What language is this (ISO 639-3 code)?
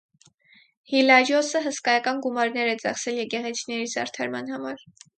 hye